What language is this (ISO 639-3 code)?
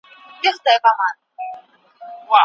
pus